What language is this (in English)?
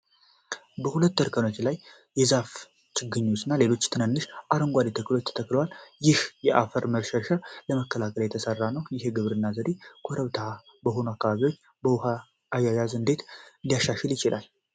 Amharic